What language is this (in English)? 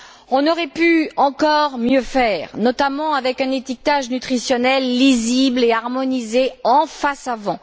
French